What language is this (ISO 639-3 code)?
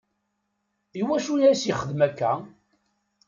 kab